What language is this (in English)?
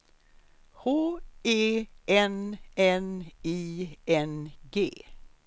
Swedish